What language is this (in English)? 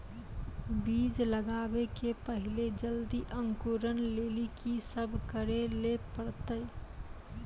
Maithili